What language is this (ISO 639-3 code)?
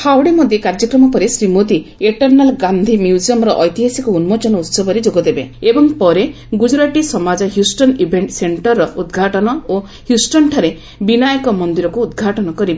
ori